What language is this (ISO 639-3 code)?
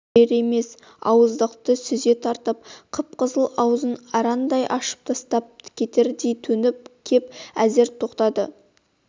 kaz